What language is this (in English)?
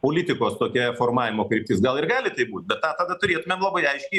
Lithuanian